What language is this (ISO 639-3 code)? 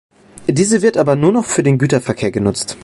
deu